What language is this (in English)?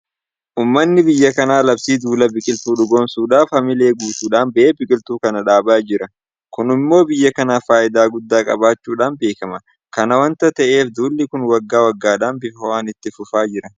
Oromo